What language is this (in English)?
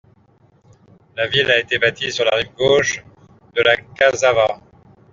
French